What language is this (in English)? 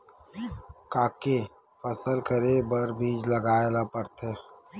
Chhattisgarhi